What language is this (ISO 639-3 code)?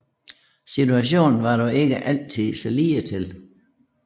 dan